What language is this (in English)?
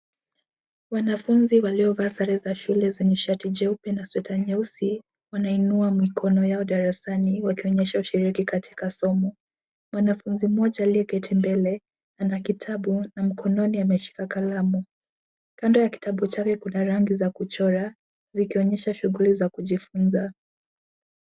Swahili